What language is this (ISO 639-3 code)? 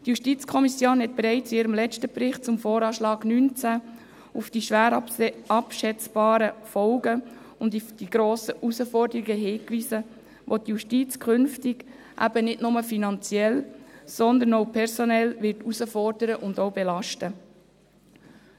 gsw